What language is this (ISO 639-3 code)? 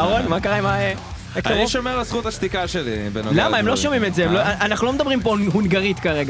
heb